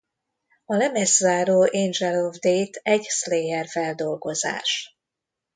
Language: Hungarian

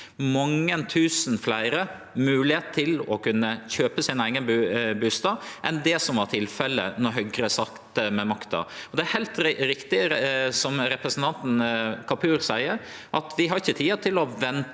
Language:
Norwegian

